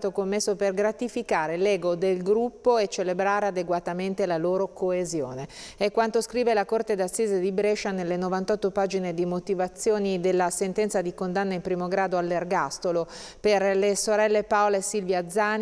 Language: Italian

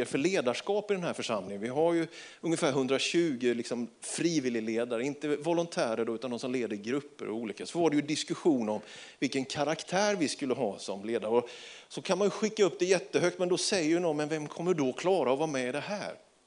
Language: Swedish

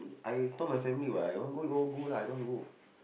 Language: English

